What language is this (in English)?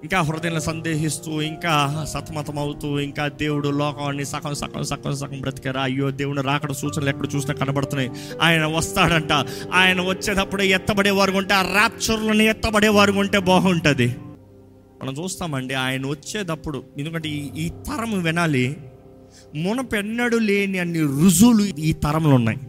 Telugu